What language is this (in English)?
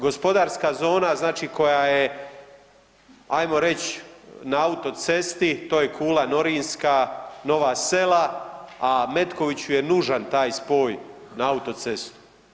Croatian